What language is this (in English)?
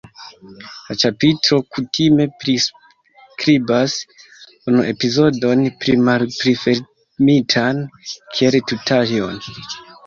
Esperanto